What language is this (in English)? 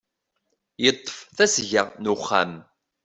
Kabyle